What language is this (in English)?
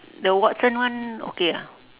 English